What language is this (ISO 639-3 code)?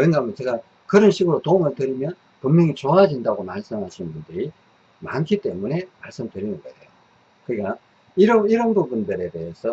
kor